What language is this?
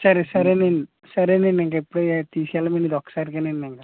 Telugu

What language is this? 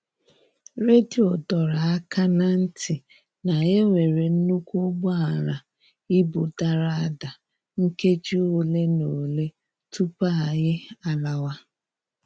Igbo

